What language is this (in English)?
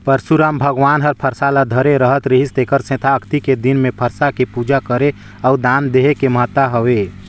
Chhattisgarhi